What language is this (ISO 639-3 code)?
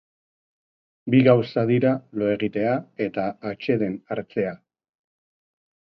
eus